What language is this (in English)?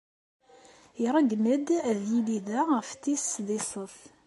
Kabyle